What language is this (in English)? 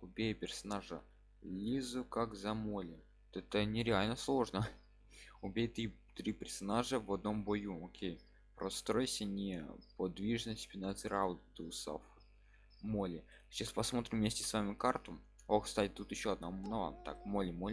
Russian